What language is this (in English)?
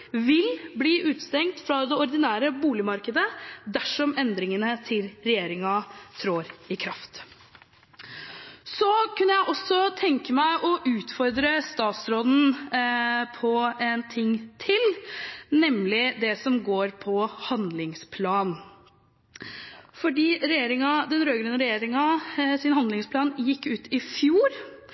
Norwegian Bokmål